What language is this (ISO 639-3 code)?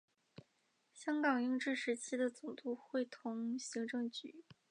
zho